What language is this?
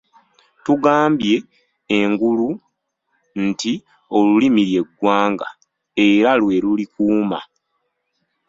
Ganda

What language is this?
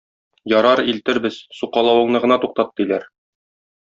Tatar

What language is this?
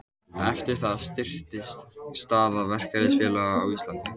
Icelandic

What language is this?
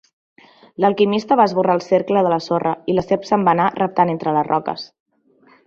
Catalan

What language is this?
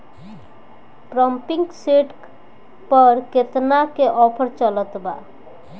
Bhojpuri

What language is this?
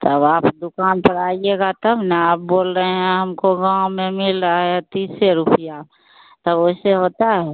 Hindi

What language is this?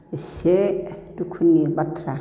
Bodo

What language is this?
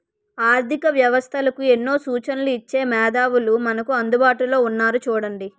Telugu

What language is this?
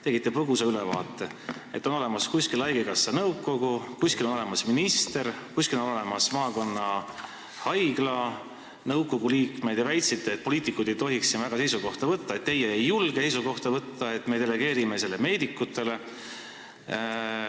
Estonian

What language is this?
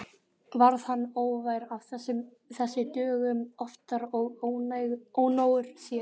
Icelandic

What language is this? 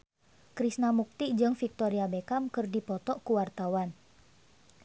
Sundanese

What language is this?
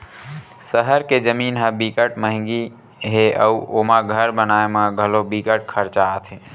Chhattisgarhi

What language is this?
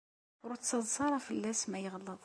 Kabyle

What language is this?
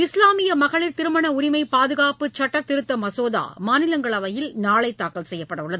Tamil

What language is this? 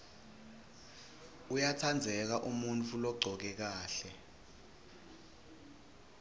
Swati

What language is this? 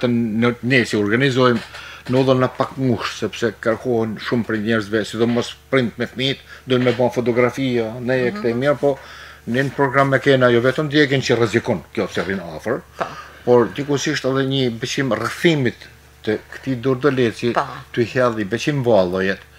Romanian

